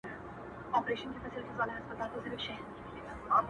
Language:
Pashto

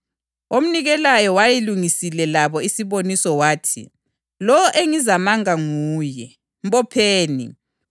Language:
North Ndebele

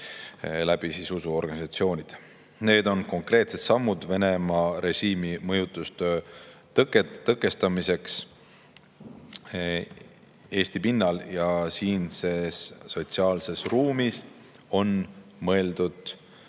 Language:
Estonian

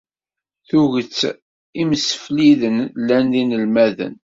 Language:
Kabyle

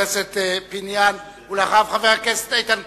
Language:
Hebrew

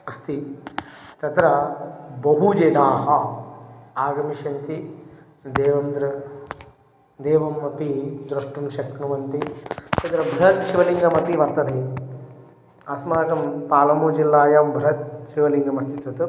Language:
Sanskrit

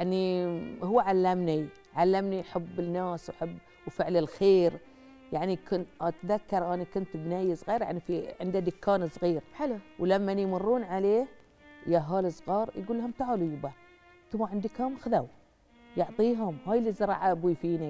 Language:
Arabic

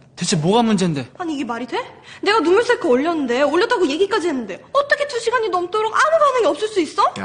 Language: Korean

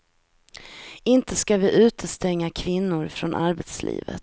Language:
Swedish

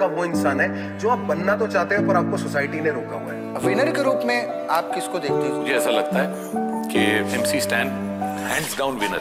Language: Romanian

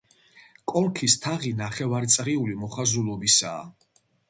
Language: Georgian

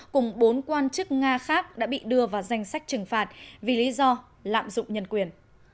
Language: Vietnamese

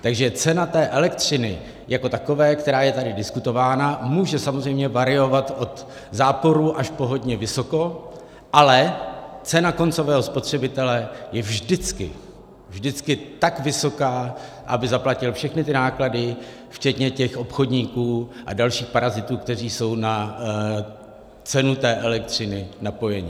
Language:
Czech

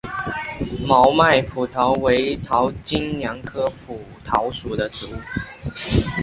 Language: Chinese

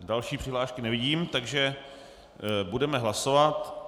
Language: Czech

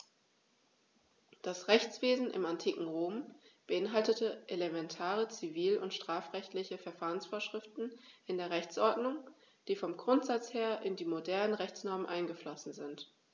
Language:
German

